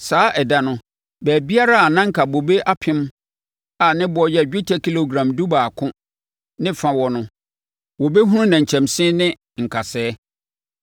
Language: Akan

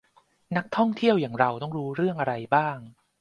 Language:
Thai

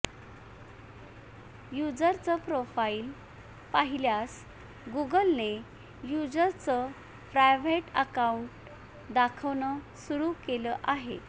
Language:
Marathi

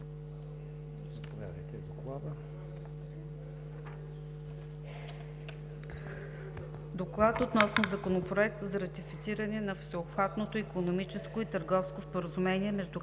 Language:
Bulgarian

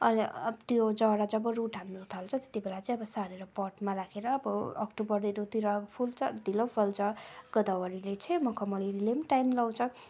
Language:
Nepali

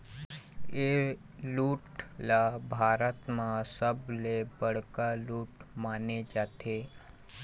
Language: Chhattisgarhi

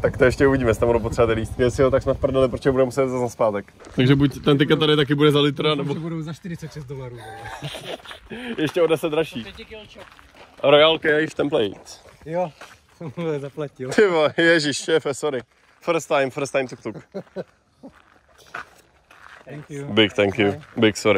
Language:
Czech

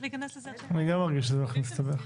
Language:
Hebrew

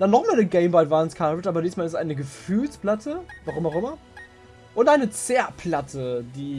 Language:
German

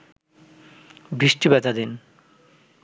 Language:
Bangla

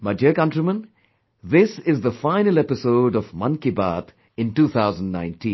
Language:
English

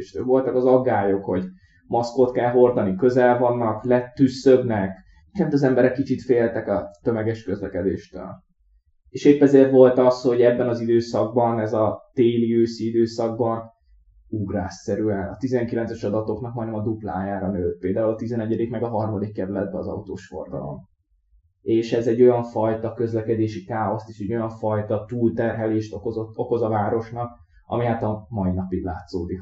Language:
Hungarian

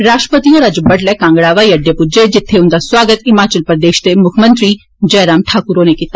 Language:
Dogri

